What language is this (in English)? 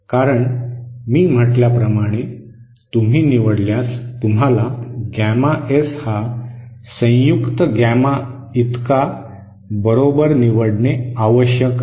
Marathi